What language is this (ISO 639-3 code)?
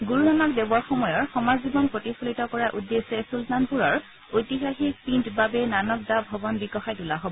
asm